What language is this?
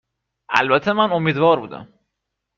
Persian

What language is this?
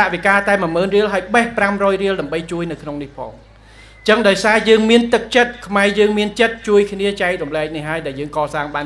Thai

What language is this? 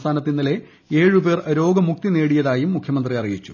Malayalam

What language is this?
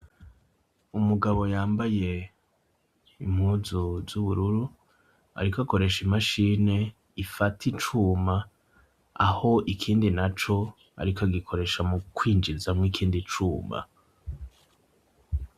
Rundi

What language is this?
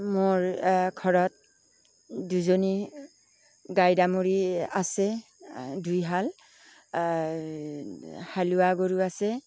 Assamese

